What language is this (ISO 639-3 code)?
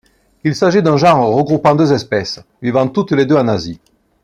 fra